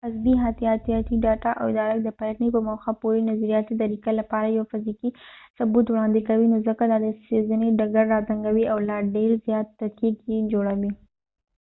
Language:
Pashto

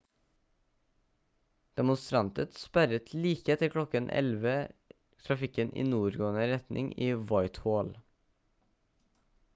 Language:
Norwegian Bokmål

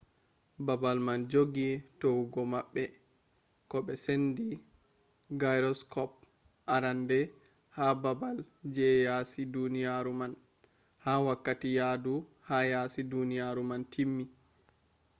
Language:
Fula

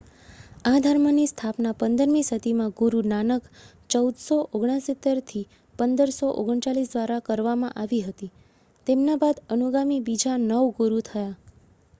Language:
Gujarati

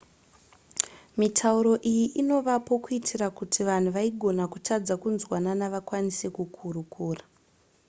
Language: Shona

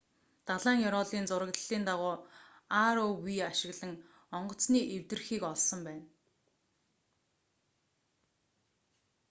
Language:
Mongolian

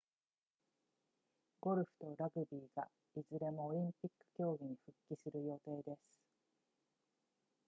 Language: Japanese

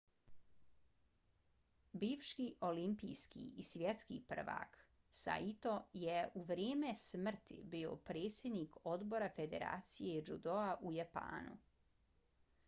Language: Bosnian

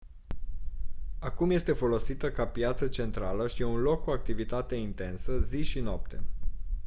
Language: Romanian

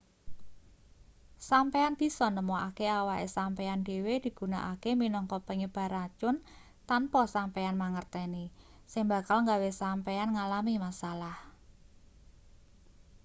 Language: Javanese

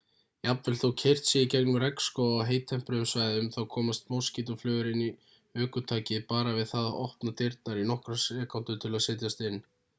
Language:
Icelandic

